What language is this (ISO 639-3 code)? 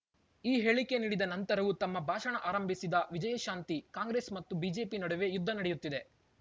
kan